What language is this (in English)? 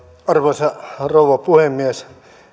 Finnish